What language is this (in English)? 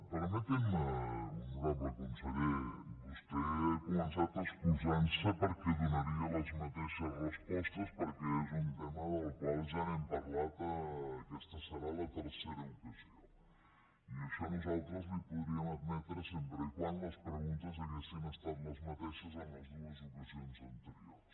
Catalan